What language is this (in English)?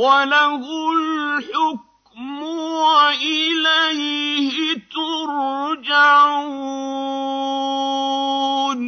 Arabic